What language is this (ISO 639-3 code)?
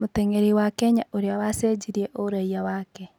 kik